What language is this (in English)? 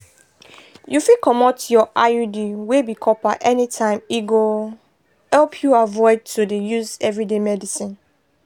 Nigerian Pidgin